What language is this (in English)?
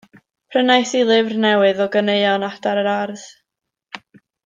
Welsh